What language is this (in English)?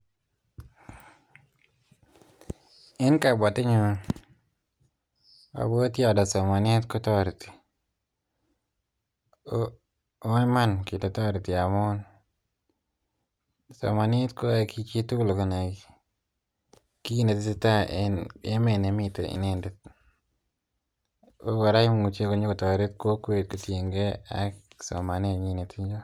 Kalenjin